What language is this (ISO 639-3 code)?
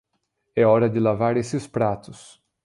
por